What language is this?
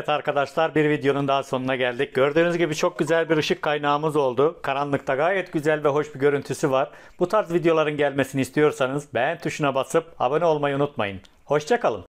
Turkish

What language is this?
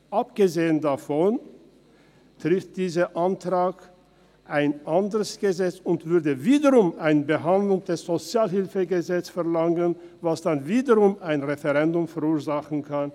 Swiss German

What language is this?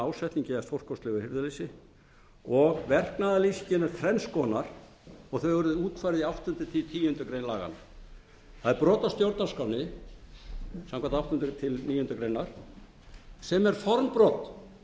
Icelandic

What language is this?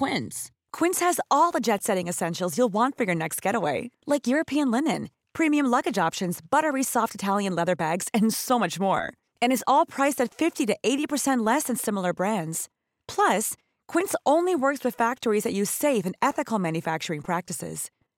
Filipino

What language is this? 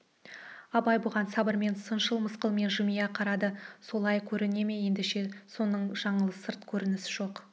Kazakh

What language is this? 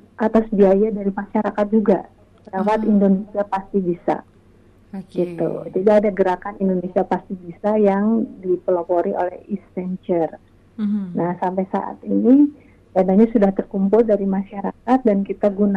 Indonesian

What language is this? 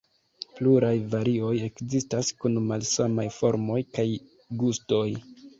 Esperanto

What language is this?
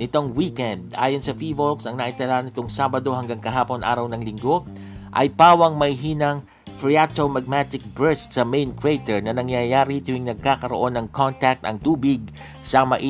Filipino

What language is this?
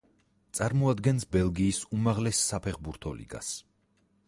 Georgian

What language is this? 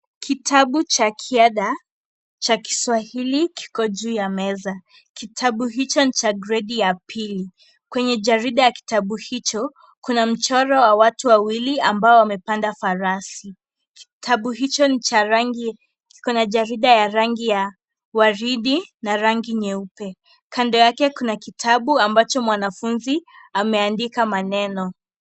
Swahili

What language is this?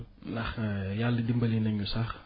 Wolof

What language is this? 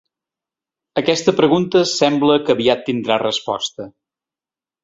Catalan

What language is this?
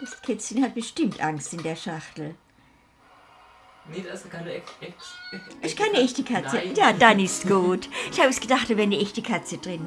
German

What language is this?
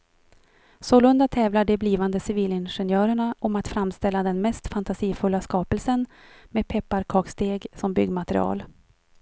Swedish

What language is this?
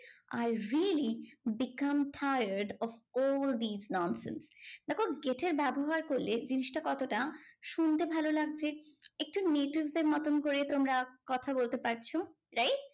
Bangla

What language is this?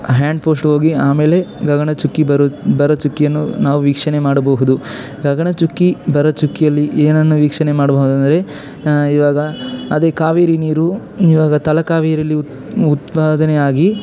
Kannada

